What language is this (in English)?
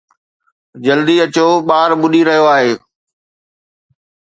Sindhi